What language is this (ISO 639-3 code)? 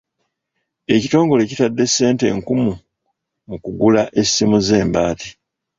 lug